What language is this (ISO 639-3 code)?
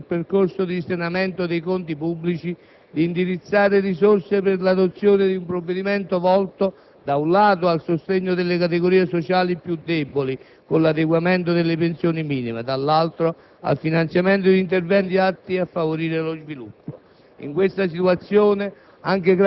ita